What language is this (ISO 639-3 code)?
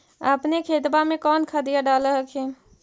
mag